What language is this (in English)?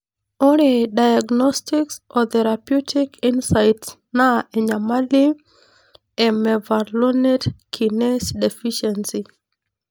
Masai